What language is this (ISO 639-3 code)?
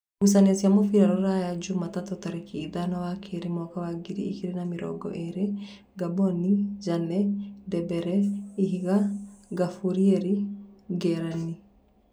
kik